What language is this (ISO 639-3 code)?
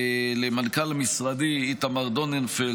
heb